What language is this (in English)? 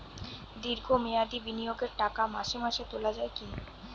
Bangla